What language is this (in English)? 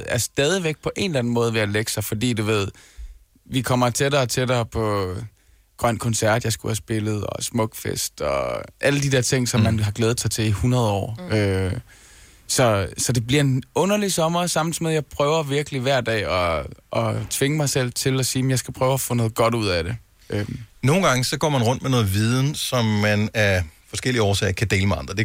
Danish